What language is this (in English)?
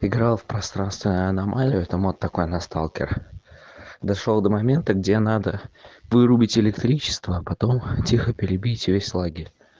Russian